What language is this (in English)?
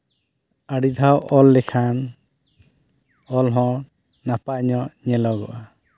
Santali